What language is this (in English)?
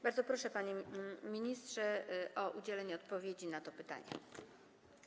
Polish